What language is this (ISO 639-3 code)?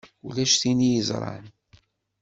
kab